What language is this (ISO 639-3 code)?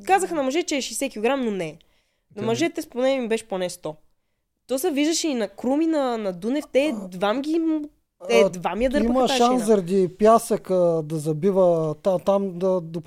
bul